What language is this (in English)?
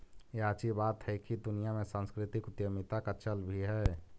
Magahi